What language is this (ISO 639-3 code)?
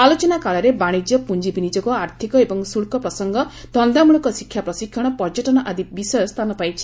ori